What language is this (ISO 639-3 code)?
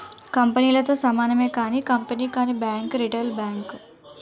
tel